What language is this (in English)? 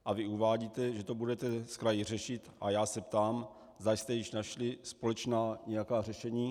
Czech